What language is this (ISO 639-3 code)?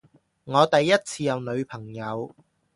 yue